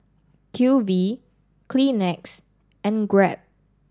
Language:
English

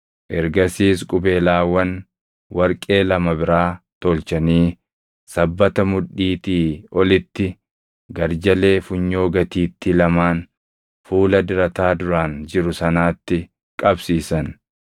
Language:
Oromo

